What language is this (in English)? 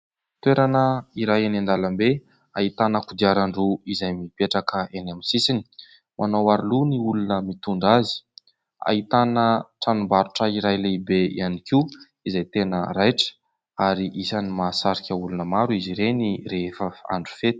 Malagasy